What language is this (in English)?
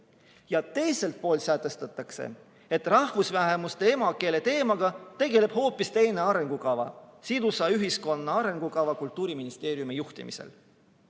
Estonian